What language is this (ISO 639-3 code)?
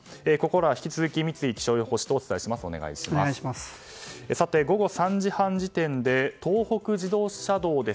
jpn